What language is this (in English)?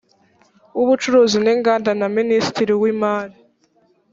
Kinyarwanda